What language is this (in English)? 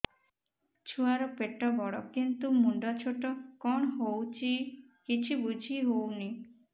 Odia